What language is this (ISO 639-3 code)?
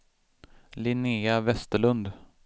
swe